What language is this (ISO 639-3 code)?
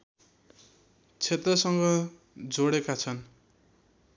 nep